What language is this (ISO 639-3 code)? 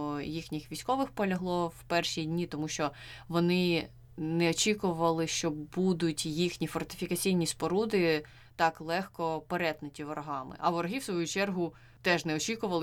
ukr